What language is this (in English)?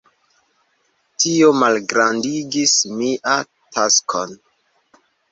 Esperanto